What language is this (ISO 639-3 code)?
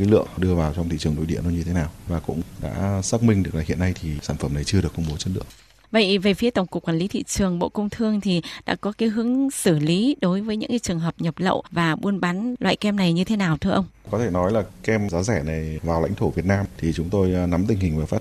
vie